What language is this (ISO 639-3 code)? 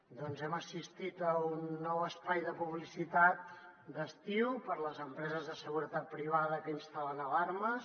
cat